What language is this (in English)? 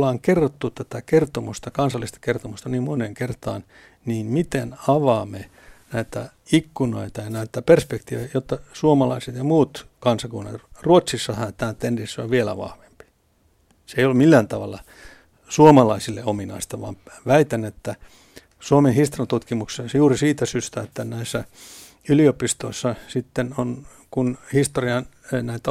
Finnish